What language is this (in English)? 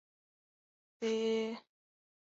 Chinese